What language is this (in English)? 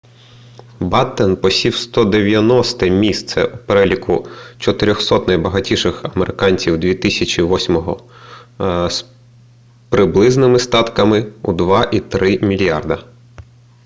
Ukrainian